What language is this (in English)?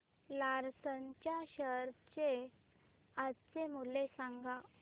Marathi